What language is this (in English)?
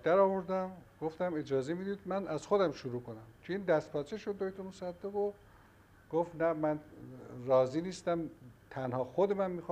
Persian